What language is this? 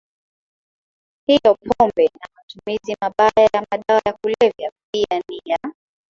Swahili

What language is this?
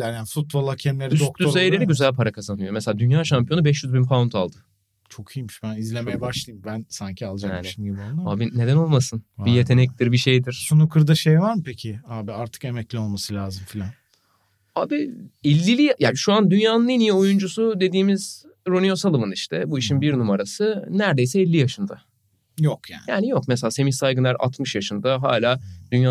Turkish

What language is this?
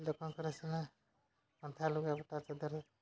Odia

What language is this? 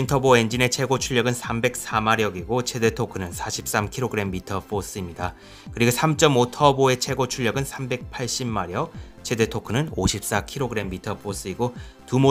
Korean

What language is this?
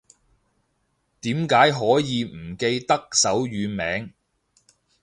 Cantonese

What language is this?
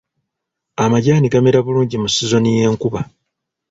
Ganda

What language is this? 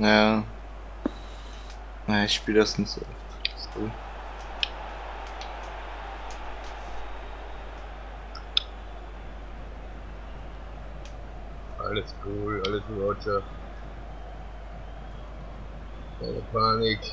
German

